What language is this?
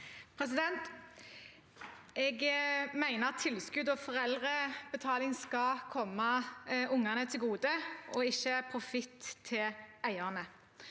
Norwegian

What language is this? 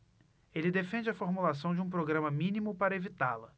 Portuguese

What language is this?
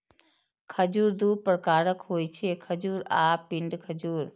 Maithili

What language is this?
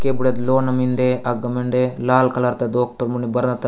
Gondi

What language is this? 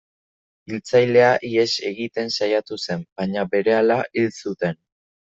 Basque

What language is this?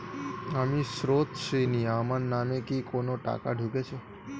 Bangla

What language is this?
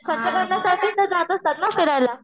Marathi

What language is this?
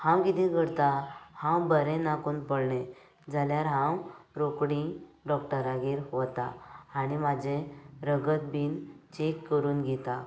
Konkani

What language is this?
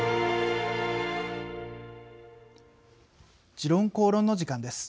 Japanese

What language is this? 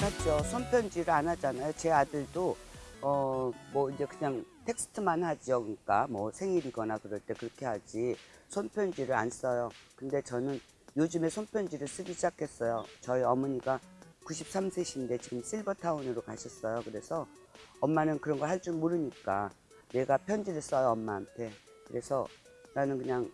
Korean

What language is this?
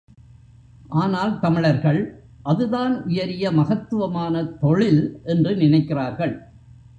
Tamil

